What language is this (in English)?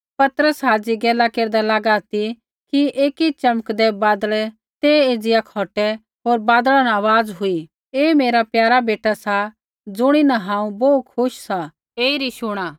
Kullu Pahari